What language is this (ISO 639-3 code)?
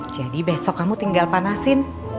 ind